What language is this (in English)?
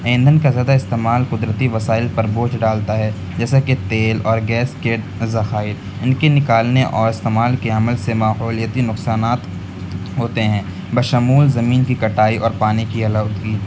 Urdu